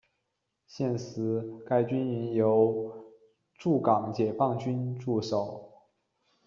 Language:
Chinese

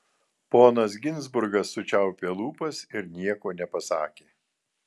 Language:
Lithuanian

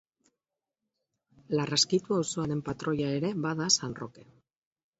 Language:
Basque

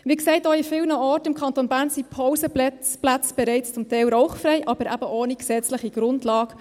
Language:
Swiss German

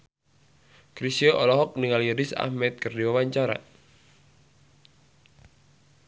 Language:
Sundanese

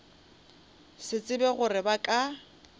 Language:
Northern Sotho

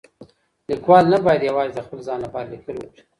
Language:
Pashto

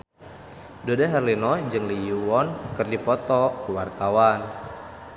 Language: Sundanese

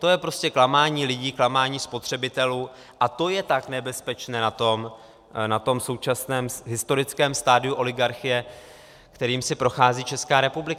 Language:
Czech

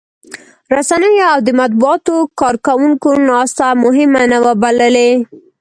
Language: Pashto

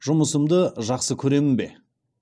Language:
Kazakh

